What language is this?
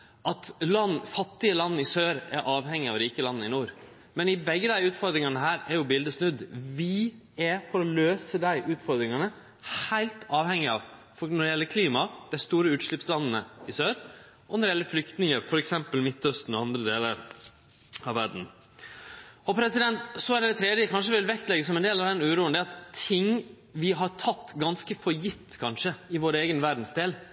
Norwegian Nynorsk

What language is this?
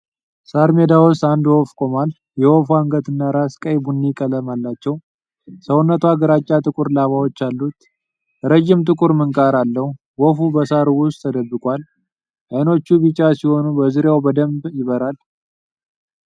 Amharic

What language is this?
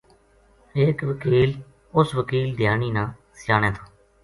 Gujari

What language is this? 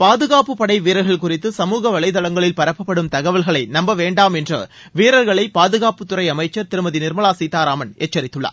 Tamil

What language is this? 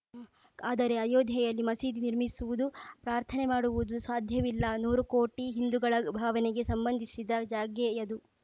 Kannada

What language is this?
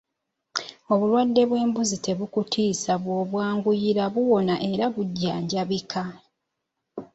Ganda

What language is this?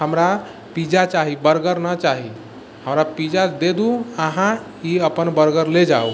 Maithili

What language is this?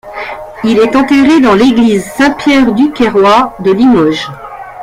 French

